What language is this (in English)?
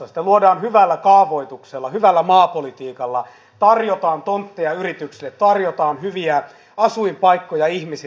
Finnish